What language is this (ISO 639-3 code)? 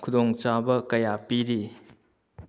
mni